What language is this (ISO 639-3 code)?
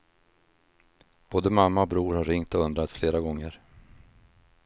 swe